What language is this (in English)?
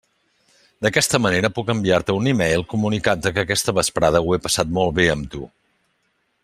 Catalan